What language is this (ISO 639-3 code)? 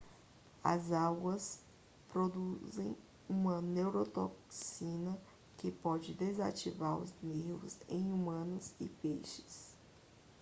por